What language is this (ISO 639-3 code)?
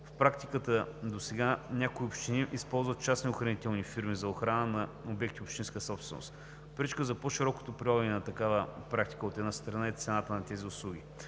bul